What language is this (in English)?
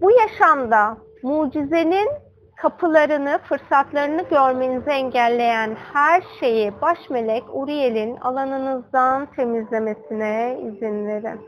Turkish